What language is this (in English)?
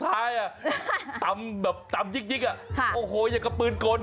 Thai